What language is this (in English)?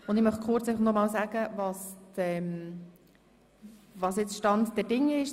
Swiss German